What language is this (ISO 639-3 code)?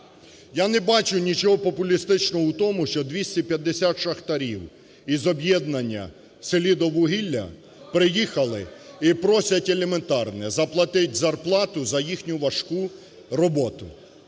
ukr